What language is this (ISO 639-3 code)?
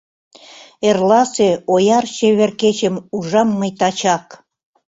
chm